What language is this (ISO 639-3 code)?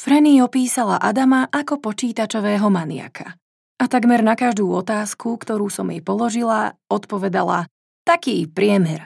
slk